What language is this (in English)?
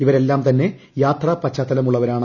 Malayalam